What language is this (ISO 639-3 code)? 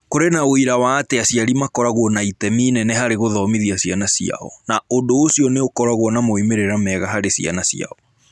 kik